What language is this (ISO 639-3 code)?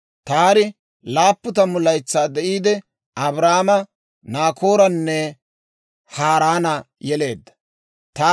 dwr